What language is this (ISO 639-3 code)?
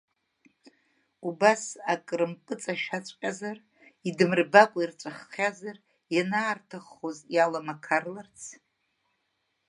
abk